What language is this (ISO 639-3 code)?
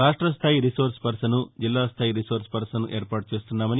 tel